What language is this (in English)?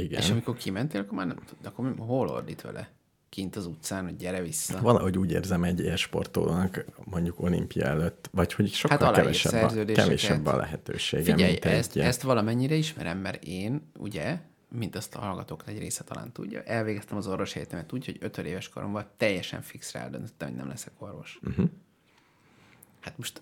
Hungarian